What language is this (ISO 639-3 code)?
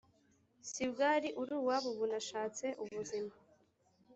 kin